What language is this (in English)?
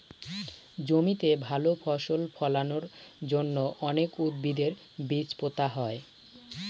Bangla